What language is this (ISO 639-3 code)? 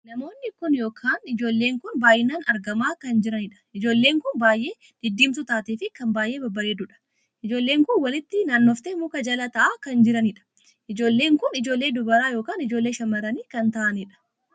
orm